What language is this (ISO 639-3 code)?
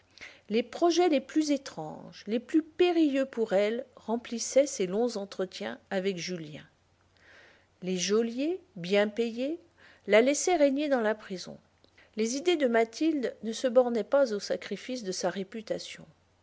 fra